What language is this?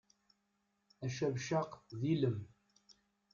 Kabyle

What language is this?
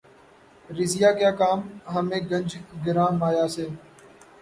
Urdu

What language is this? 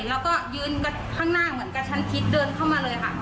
Thai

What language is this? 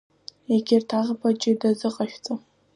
Abkhazian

